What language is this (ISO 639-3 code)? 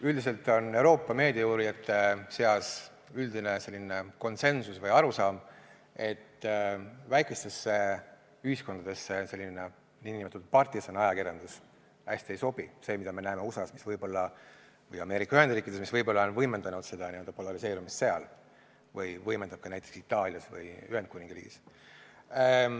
est